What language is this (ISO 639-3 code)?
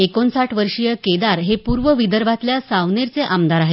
mar